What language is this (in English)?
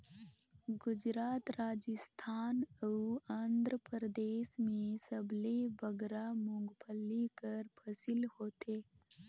Chhattisgarhi